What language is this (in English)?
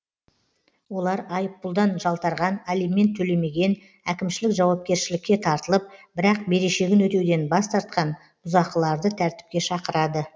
Kazakh